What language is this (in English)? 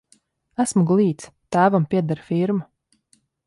Latvian